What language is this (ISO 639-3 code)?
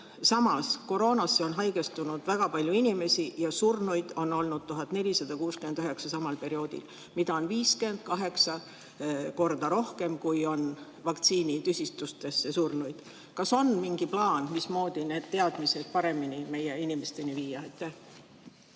est